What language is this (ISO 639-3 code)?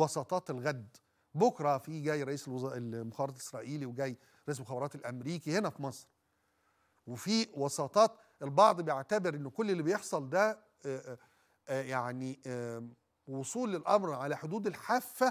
ara